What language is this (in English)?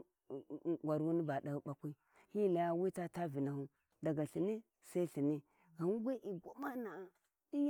Warji